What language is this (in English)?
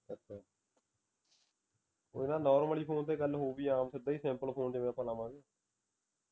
Punjabi